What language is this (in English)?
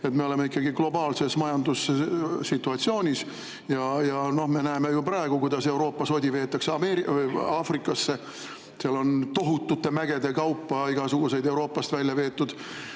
Estonian